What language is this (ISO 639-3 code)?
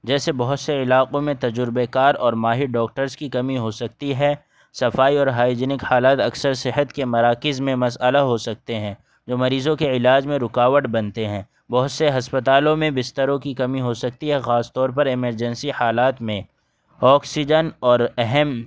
urd